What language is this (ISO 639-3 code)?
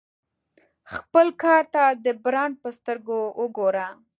pus